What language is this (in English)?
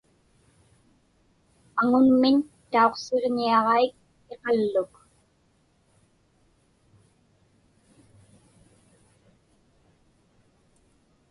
Inupiaq